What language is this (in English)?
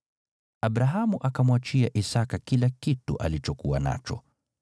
Swahili